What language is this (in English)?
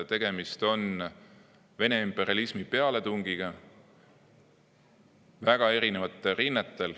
Estonian